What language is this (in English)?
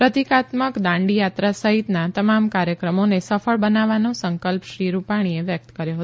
Gujarati